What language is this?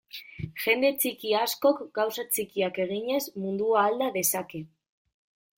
Basque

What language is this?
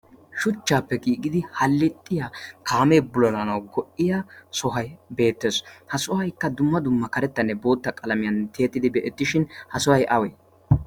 Wolaytta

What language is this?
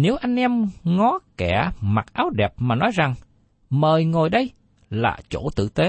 Vietnamese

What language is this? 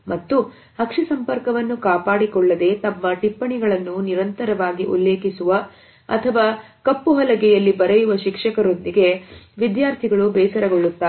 Kannada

